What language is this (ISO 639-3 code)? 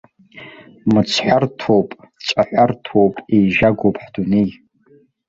abk